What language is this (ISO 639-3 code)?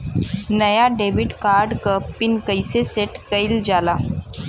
bho